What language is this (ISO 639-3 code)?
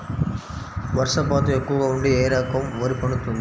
tel